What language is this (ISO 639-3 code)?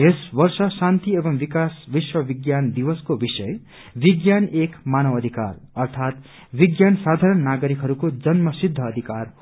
nep